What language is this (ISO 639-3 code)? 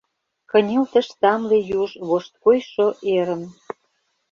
chm